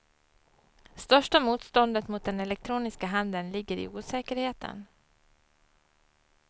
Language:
Swedish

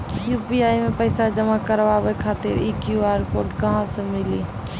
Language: Maithili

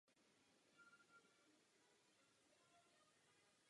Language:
Czech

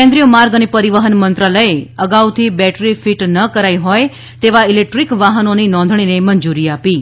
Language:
Gujarati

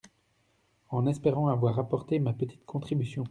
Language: French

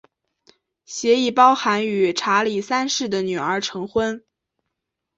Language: Chinese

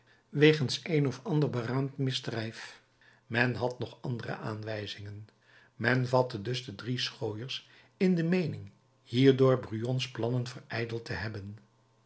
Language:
Dutch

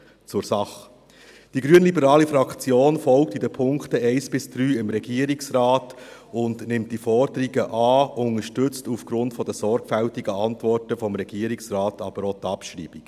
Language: Swiss German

